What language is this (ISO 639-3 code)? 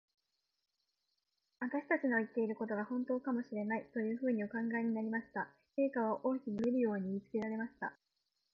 jpn